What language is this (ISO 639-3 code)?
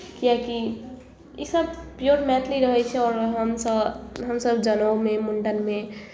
mai